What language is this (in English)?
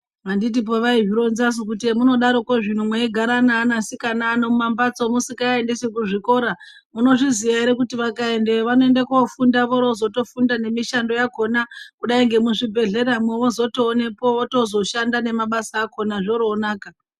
Ndau